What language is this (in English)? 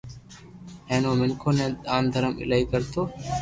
Loarki